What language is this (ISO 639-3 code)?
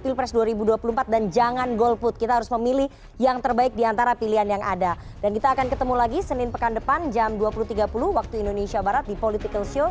ind